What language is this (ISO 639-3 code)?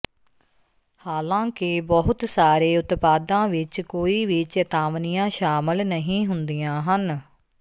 pan